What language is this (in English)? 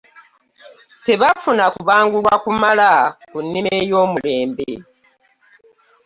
Ganda